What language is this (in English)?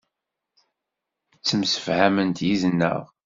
Kabyle